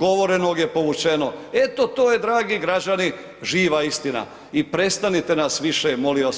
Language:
Croatian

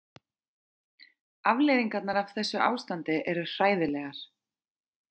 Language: Icelandic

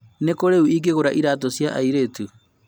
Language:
Kikuyu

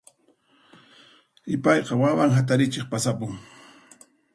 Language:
Puno Quechua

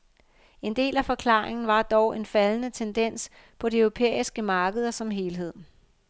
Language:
Danish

